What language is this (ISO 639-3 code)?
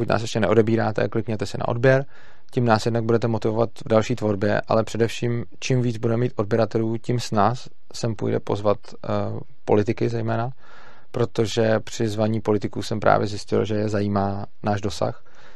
ces